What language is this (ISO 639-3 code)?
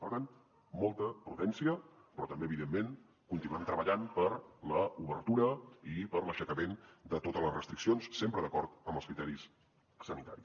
cat